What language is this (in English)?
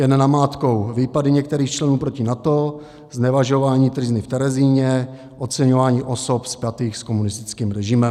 Czech